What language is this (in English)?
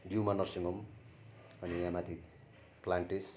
Nepali